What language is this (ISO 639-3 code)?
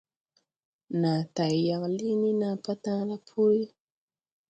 tui